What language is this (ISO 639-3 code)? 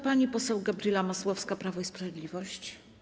pol